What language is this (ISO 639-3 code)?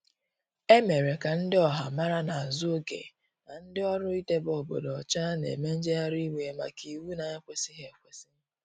ibo